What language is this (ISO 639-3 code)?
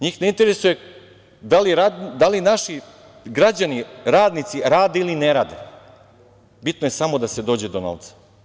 srp